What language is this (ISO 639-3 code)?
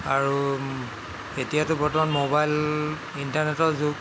asm